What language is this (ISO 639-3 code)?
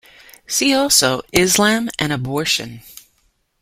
eng